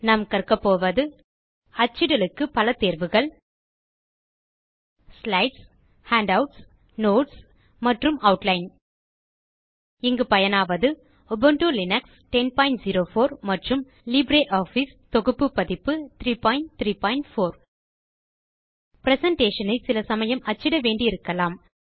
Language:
Tamil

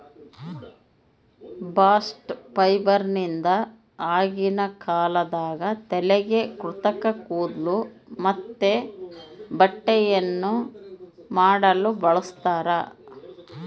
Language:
Kannada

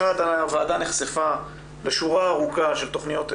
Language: Hebrew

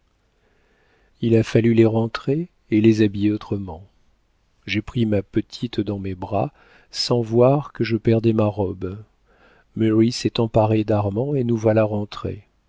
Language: French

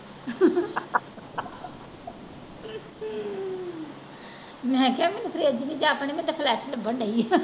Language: Punjabi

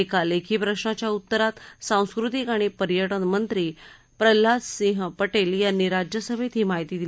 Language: Marathi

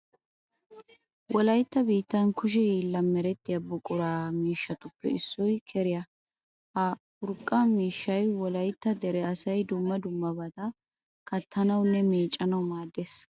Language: Wolaytta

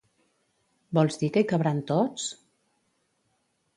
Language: Catalan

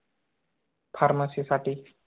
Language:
Marathi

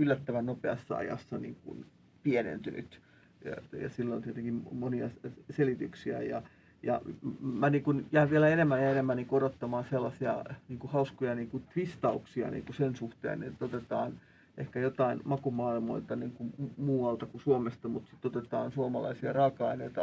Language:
Finnish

